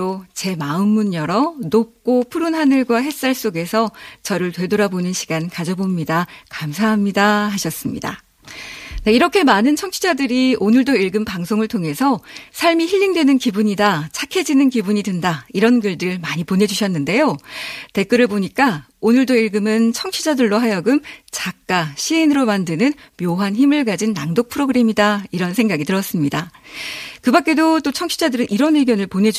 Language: Korean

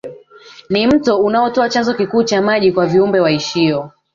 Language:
Swahili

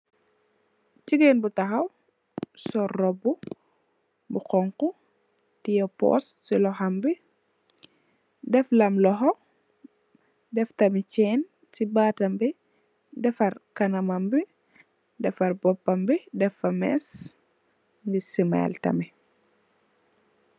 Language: Wolof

